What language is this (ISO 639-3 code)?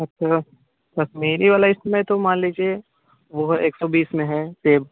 hin